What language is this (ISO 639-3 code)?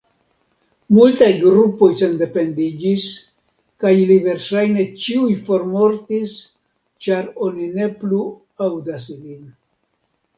epo